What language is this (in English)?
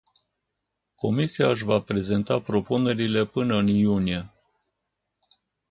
Romanian